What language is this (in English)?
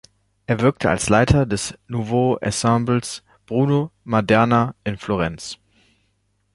German